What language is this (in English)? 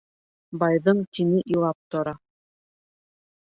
Bashkir